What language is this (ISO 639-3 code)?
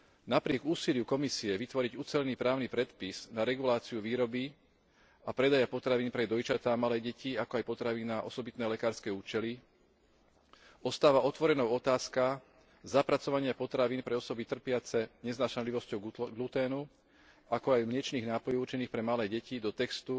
slk